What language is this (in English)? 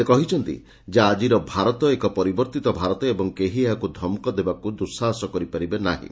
Odia